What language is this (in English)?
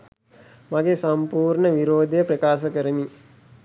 Sinhala